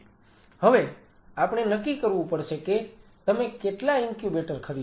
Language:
Gujarati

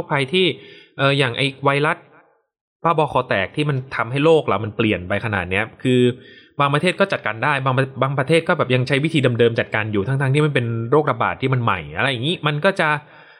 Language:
Thai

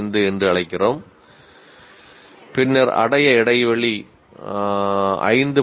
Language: Tamil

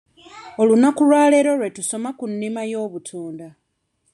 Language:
Ganda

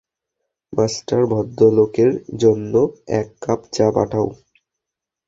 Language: Bangla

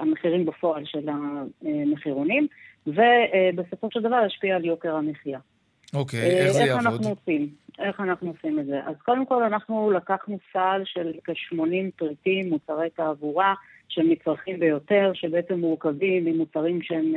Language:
Hebrew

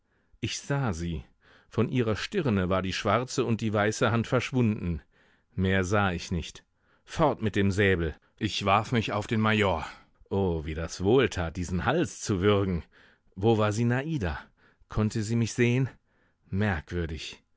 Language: German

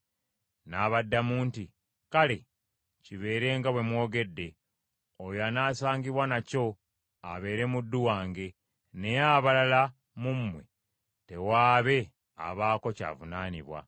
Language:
Ganda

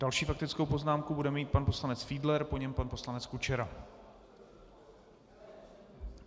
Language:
Czech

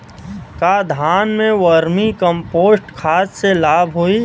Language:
Bhojpuri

